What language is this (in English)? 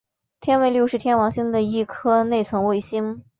Chinese